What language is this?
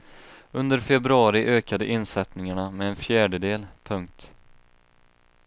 Swedish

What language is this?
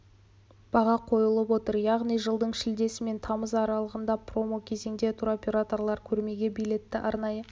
Kazakh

